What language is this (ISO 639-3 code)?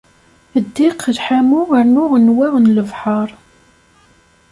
kab